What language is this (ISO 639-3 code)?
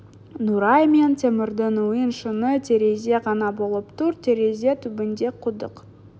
kaz